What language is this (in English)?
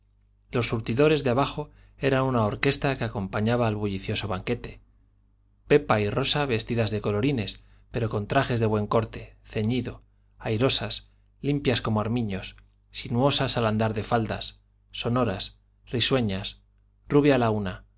Spanish